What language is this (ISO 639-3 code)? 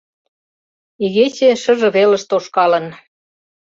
chm